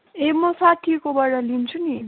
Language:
Nepali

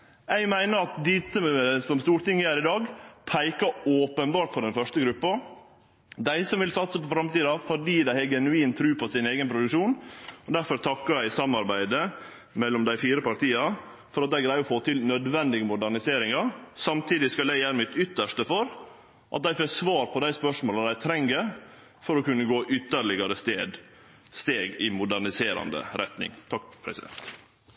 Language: Norwegian Nynorsk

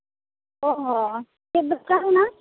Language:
Santali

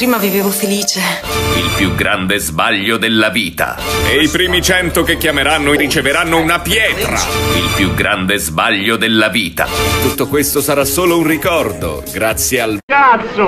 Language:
Italian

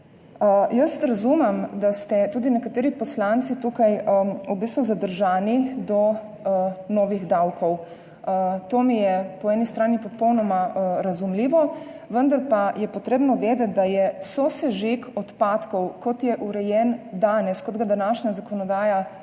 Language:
Slovenian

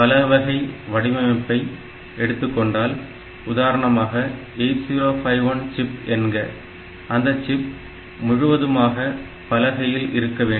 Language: Tamil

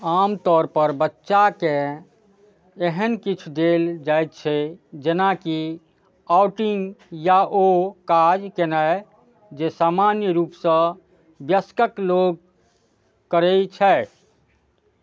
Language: Maithili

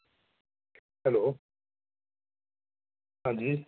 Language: Dogri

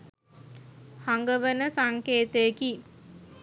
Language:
Sinhala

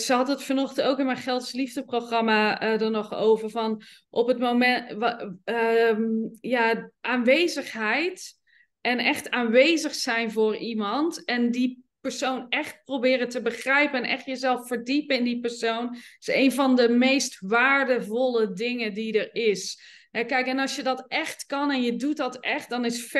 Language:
Dutch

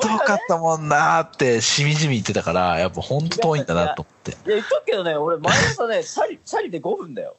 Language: Japanese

